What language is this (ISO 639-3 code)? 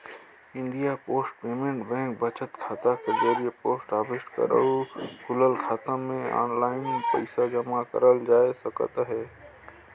hne